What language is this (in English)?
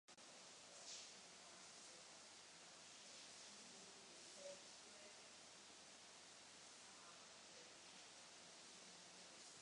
Czech